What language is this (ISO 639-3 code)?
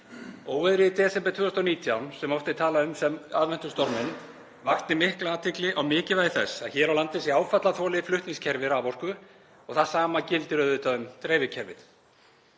isl